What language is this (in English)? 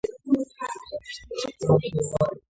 Georgian